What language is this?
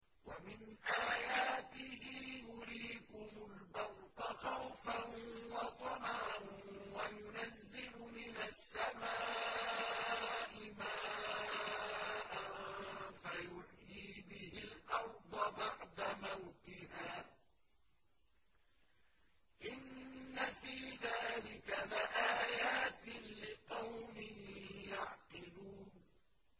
Arabic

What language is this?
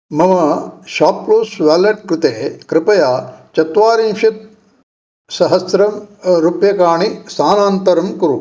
Sanskrit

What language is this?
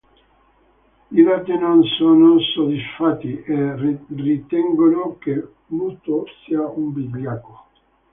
Italian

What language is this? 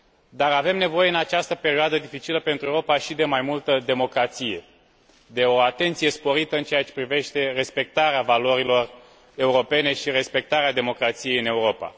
Romanian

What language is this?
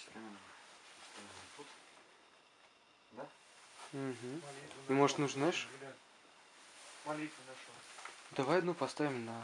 Russian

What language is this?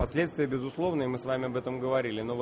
Russian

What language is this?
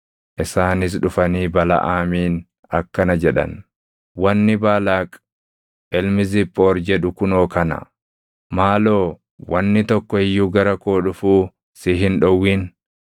Oromo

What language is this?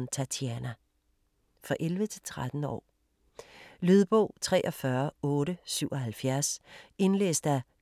Danish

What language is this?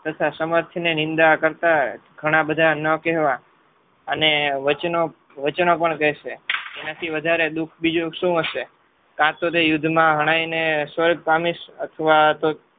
Gujarati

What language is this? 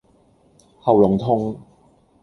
Cantonese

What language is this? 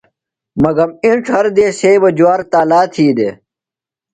Phalura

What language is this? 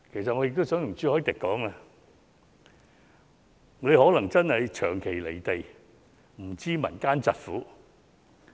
Cantonese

